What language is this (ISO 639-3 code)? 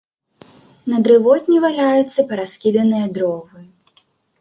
bel